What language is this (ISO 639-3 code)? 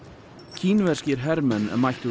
isl